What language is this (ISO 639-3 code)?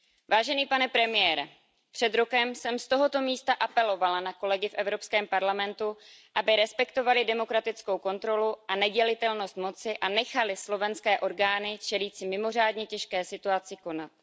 ces